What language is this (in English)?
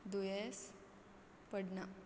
Konkani